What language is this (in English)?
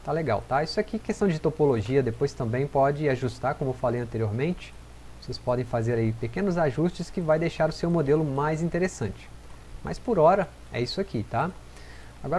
Portuguese